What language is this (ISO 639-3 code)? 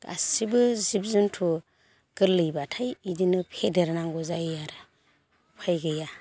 brx